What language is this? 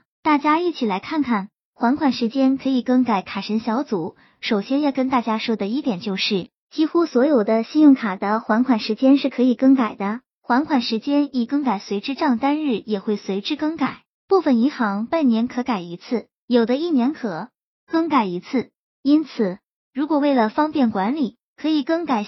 Chinese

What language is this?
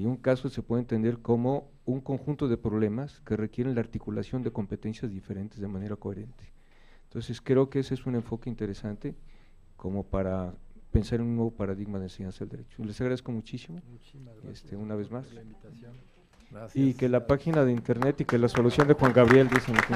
Spanish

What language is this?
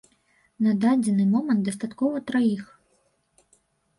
Belarusian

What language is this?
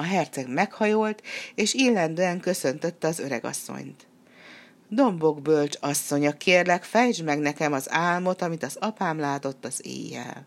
Hungarian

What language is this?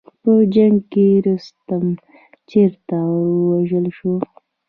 Pashto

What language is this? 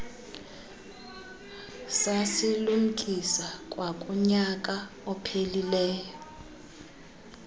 Xhosa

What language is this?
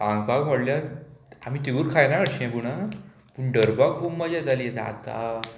Konkani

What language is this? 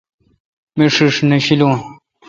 Kalkoti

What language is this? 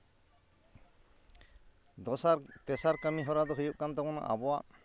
Santali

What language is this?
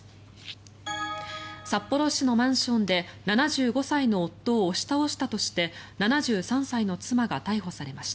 Japanese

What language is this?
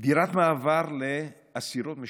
Hebrew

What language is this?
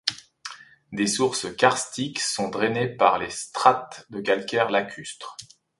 French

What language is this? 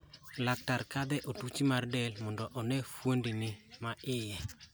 Luo (Kenya and Tanzania)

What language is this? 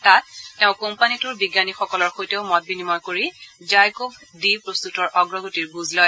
Assamese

